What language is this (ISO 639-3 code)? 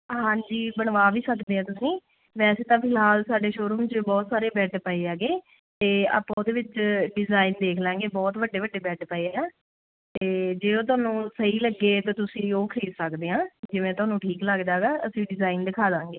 pan